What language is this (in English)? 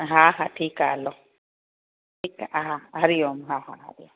Sindhi